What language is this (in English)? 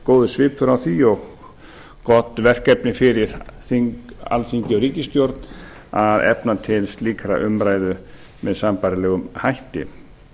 Icelandic